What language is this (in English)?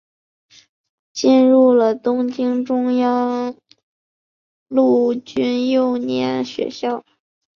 Chinese